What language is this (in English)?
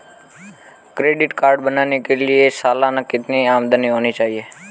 Hindi